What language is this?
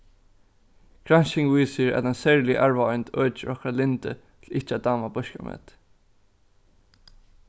Faroese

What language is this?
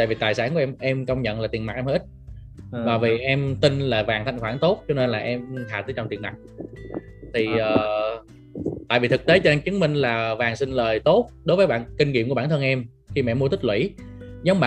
Vietnamese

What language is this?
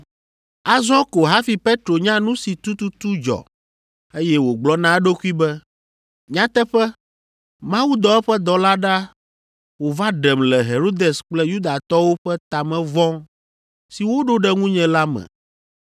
Ewe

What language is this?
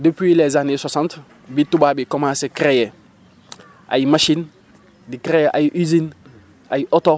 Wolof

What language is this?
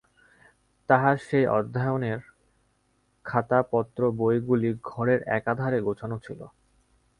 Bangla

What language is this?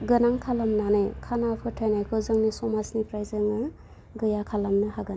Bodo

